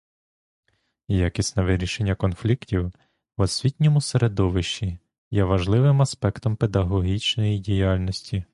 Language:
Ukrainian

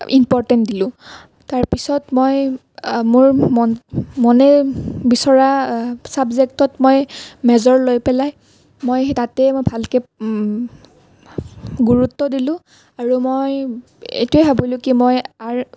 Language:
Assamese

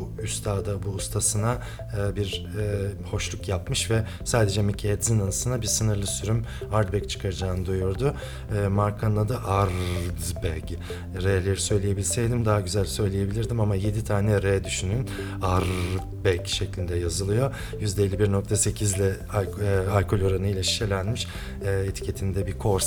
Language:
Turkish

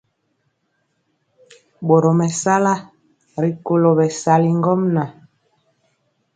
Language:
Mpiemo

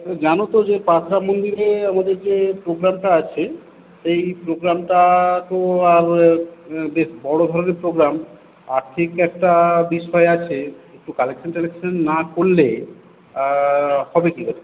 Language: Bangla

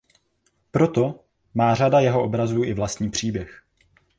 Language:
Czech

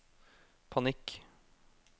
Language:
Norwegian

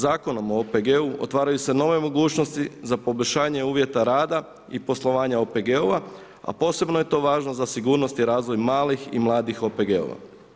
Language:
Croatian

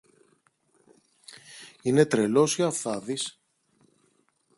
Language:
Greek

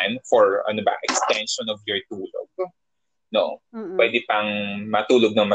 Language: Filipino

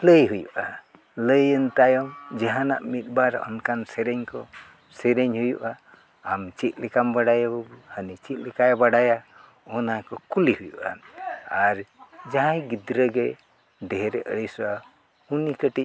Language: Santali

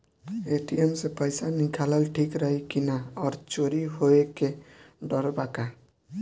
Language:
Bhojpuri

